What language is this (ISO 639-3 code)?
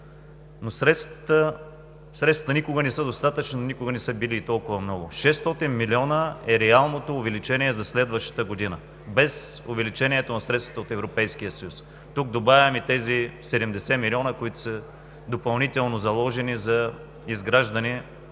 bul